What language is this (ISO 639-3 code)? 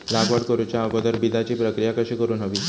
mar